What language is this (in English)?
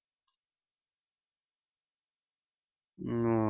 Punjabi